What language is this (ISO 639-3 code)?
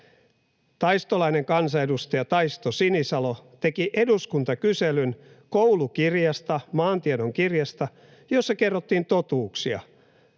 fin